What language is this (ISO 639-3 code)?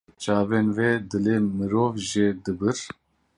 kur